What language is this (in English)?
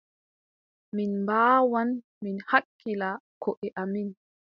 Adamawa Fulfulde